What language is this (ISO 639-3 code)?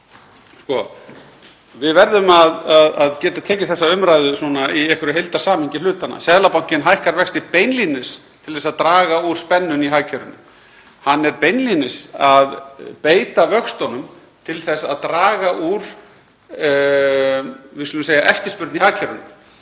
isl